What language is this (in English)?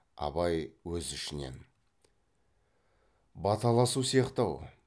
Kazakh